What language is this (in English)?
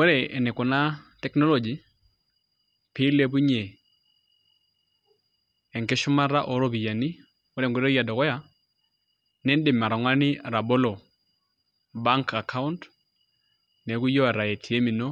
Masai